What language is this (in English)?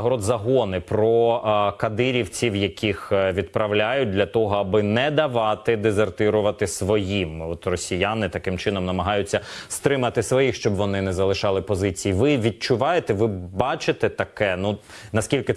Ukrainian